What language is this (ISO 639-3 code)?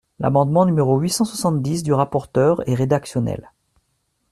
fra